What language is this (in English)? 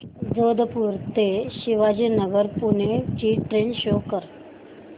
Marathi